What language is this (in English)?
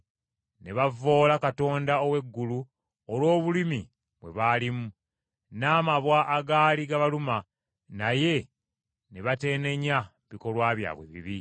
Ganda